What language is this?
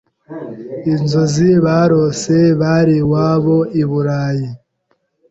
Kinyarwanda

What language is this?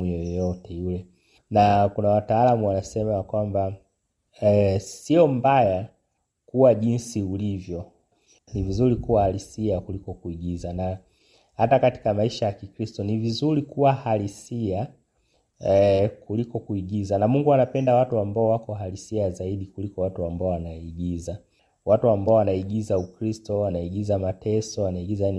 Swahili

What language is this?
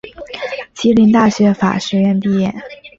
Chinese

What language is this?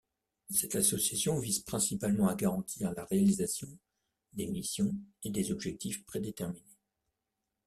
French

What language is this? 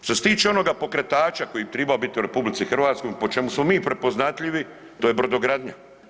Croatian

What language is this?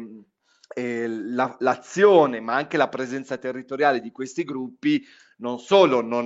Italian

